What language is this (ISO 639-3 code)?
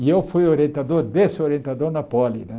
por